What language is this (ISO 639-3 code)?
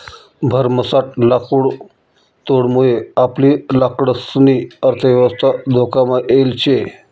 mar